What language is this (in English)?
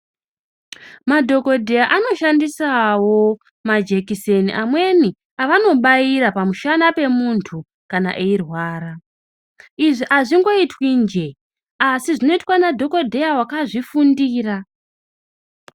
Ndau